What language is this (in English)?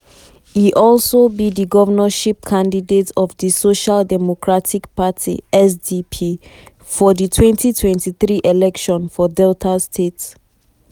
Nigerian Pidgin